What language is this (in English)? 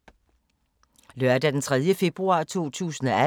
Danish